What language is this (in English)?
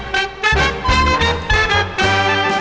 Thai